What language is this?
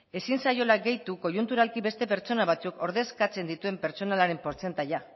Basque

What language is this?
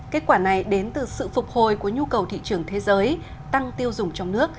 Vietnamese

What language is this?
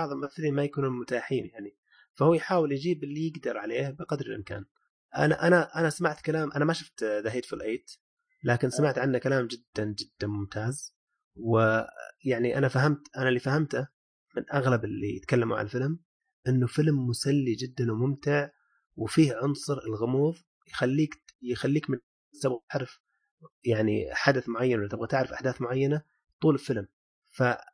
Arabic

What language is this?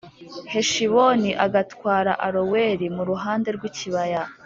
Kinyarwanda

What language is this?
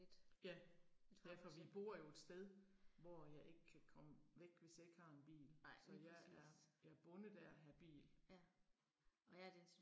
Danish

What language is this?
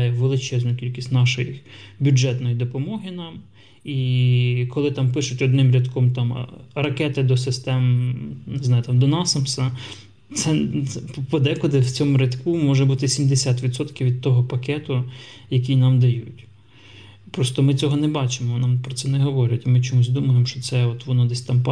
Ukrainian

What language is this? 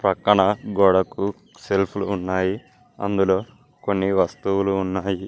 Telugu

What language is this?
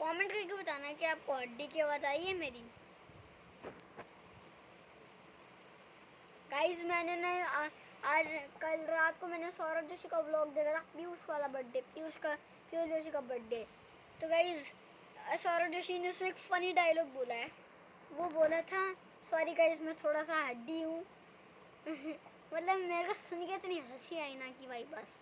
Hindi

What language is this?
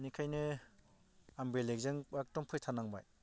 Bodo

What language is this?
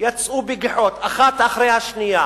Hebrew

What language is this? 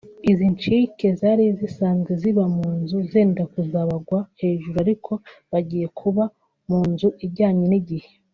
Kinyarwanda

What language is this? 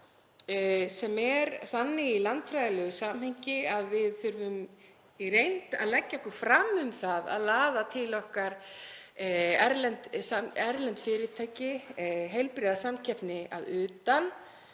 Icelandic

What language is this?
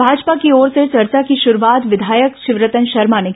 Hindi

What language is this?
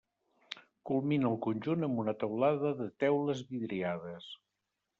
Catalan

